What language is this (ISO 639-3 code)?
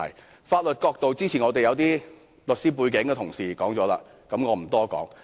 yue